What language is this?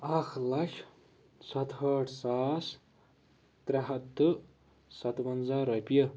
Kashmiri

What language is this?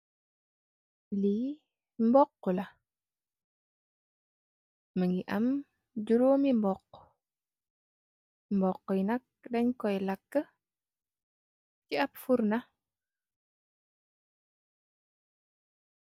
Wolof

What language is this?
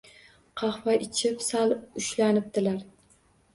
Uzbek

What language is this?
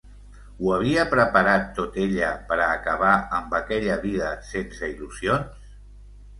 Catalan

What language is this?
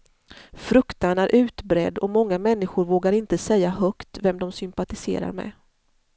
Swedish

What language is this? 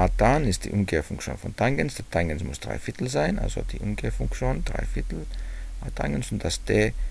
German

